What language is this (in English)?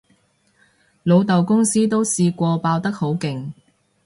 Cantonese